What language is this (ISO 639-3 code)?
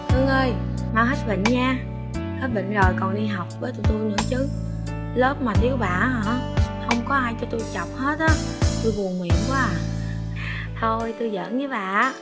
vie